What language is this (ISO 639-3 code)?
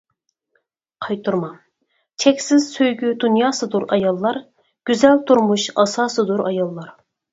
uig